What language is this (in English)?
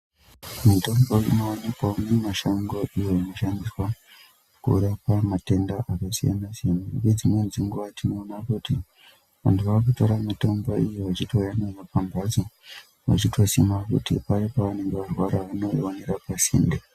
Ndau